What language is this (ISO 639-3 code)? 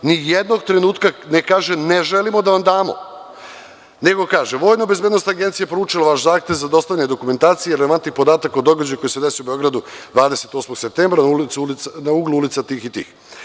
srp